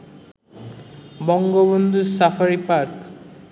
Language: Bangla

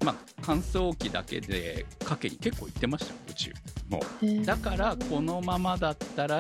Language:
Japanese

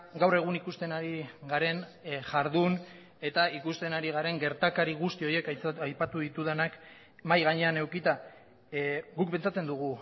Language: Basque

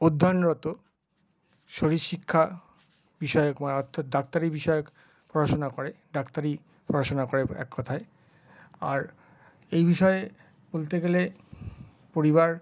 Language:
Bangla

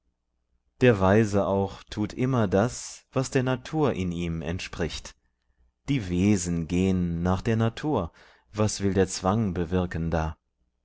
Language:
German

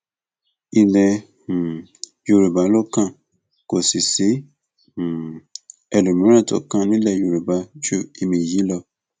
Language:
Yoruba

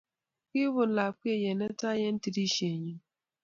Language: Kalenjin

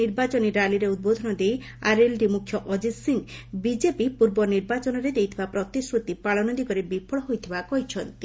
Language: Odia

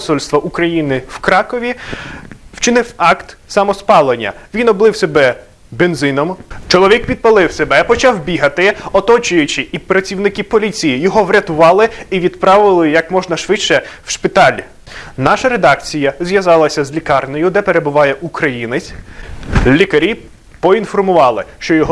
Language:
Ukrainian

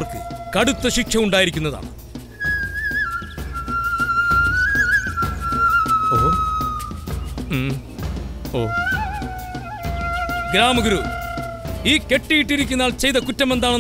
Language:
Malayalam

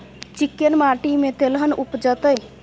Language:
Maithili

